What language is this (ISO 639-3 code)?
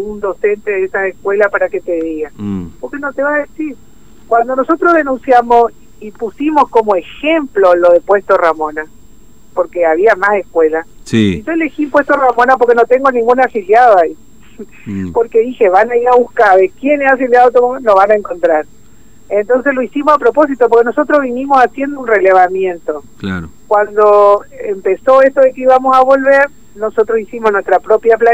spa